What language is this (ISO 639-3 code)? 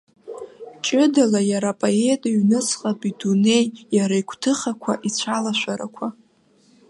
abk